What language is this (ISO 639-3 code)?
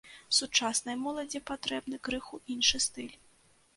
bel